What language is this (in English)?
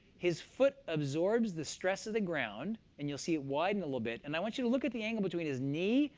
English